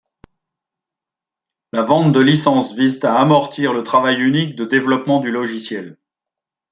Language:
French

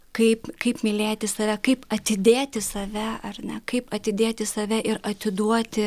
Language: Lithuanian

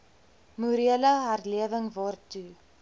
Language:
Afrikaans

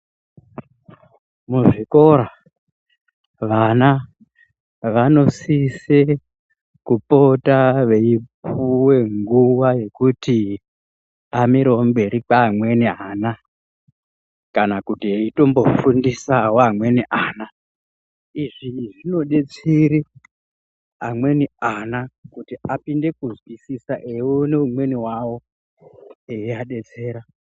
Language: Ndau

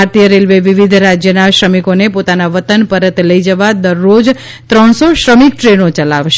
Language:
Gujarati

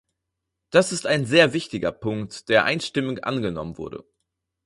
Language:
German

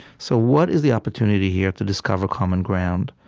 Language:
English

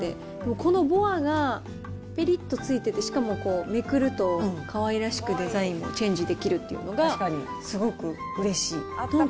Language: Japanese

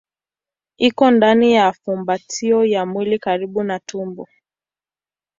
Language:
Swahili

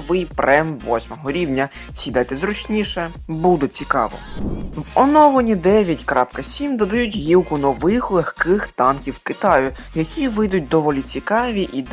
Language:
Ukrainian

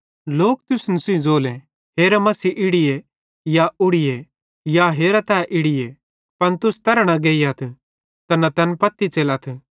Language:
Bhadrawahi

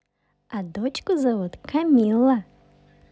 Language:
Russian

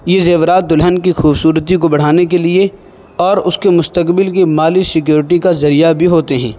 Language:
Urdu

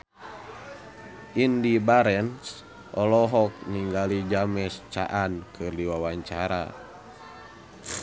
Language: Sundanese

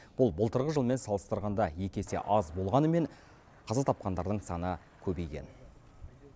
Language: Kazakh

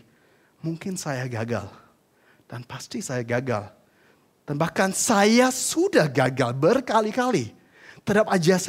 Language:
Indonesian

